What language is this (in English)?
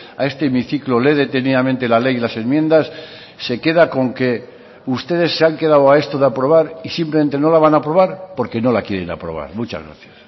Spanish